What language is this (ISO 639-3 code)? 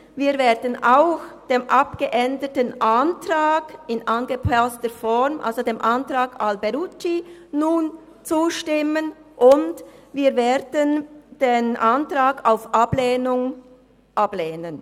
gsw